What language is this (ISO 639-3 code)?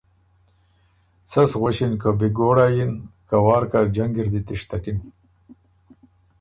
oru